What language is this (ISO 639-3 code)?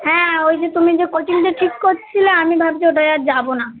ben